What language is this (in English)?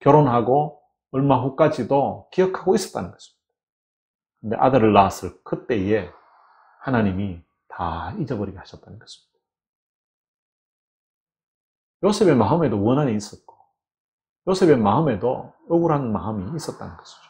Korean